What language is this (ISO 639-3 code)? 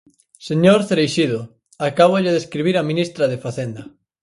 glg